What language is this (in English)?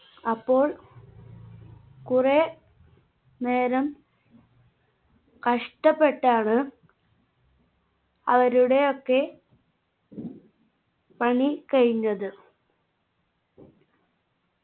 Malayalam